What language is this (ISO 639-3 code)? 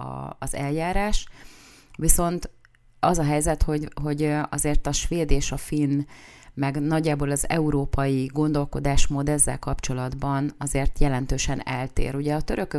hun